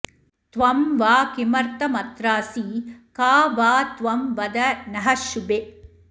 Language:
Sanskrit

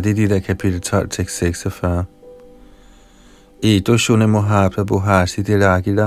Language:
Danish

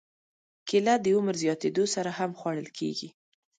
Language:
Pashto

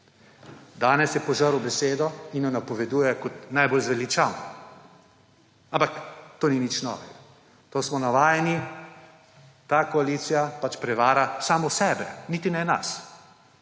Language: Slovenian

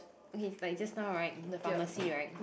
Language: English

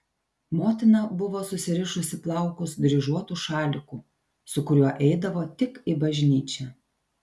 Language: Lithuanian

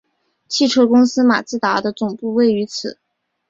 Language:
Chinese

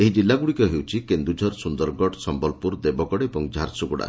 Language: Odia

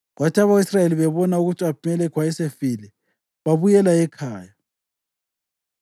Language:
North Ndebele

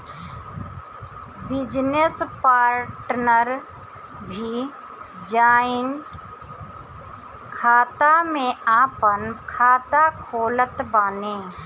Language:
Bhojpuri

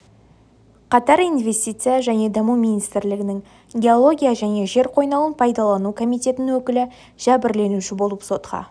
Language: Kazakh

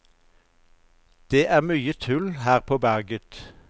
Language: Norwegian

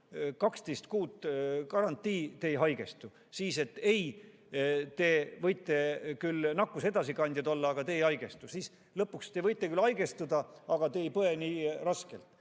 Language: Estonian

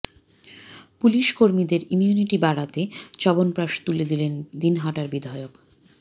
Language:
Bangla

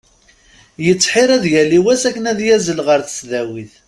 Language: Kabyle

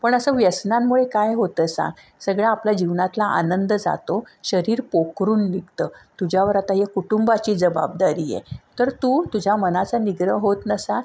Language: Marathi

